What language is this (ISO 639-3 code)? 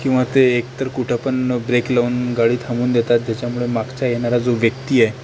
mar